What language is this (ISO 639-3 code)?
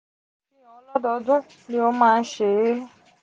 yor